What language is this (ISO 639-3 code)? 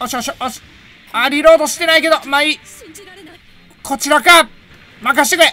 jpn